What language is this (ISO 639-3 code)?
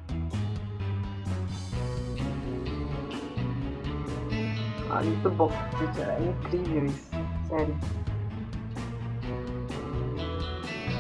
por